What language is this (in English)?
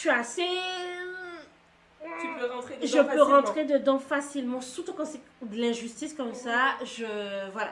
French